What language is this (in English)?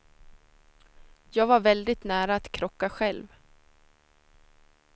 Swedish